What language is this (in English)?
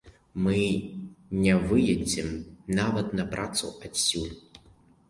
Belarusian